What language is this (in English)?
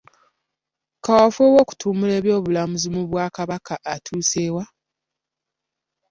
Ganda